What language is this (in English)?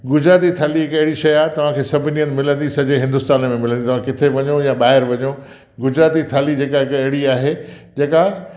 Sindhi